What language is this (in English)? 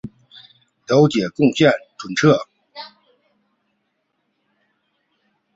Chinese